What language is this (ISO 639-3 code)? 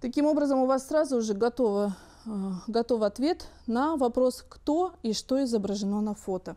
rus